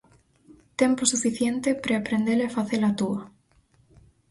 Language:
Galician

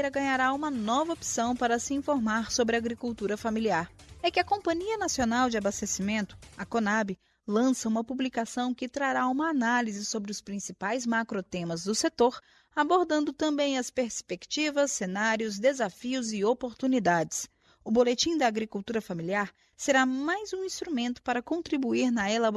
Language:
Portuguese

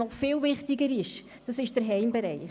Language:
Swiss German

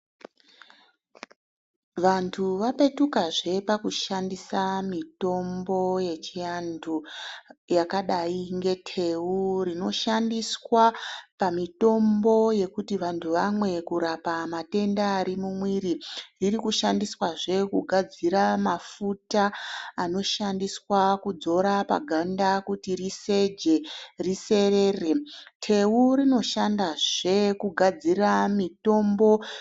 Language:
Ndau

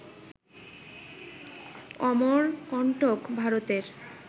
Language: Bangla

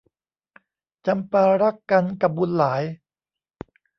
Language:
Thai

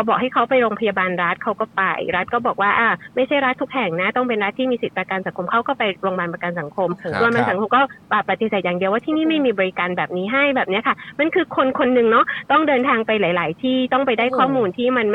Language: Thai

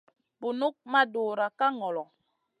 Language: Masana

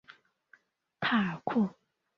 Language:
Chinese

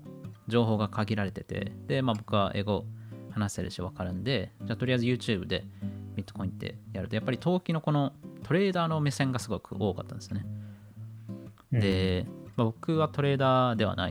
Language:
Japanese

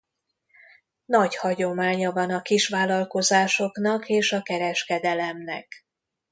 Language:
Hungarian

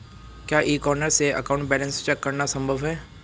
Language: Hindi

